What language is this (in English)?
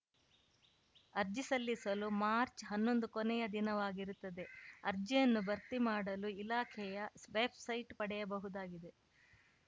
Kannada